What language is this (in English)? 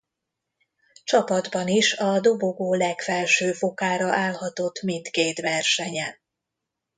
Hungarian